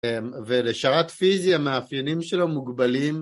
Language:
Hebrew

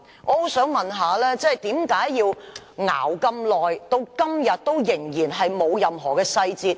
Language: Cantonese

